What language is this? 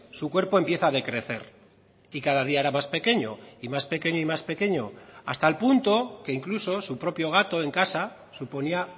Spanish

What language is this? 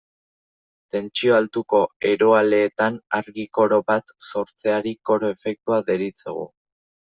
Basque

